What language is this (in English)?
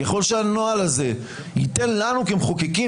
Hebrew